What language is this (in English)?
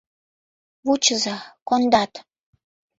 Mari